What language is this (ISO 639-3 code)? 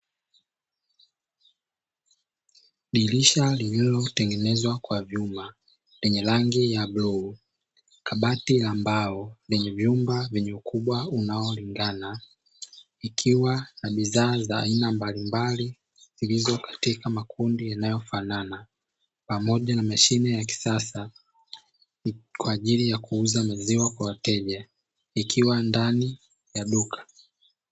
swa